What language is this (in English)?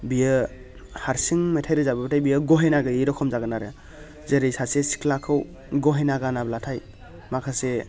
Bodo